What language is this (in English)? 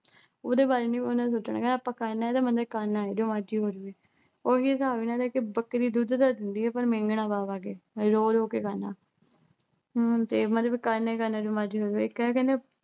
Punjabi